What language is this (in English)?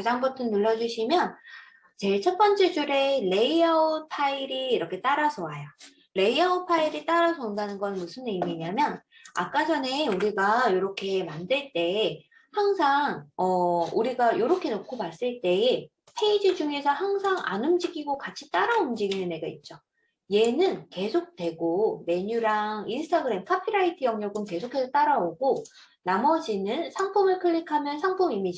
Korean